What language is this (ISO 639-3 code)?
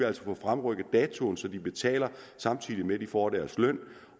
dan